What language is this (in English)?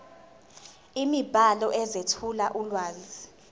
Zulu